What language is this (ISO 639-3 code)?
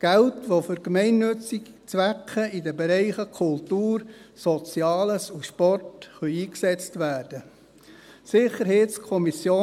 gsw